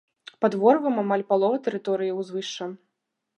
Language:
Belarusian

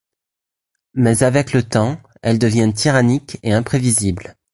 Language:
French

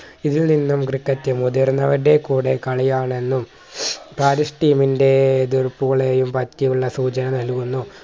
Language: Malayalam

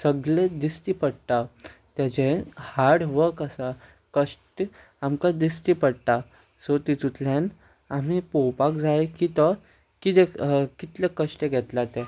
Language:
Konkani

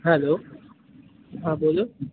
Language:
Gujarati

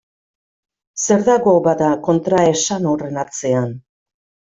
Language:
Basque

